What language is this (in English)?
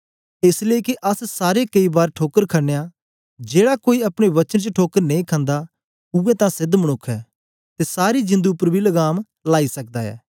Dogri